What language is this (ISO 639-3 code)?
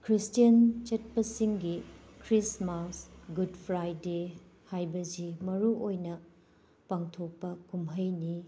mni